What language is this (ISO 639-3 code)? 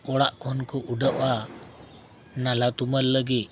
sat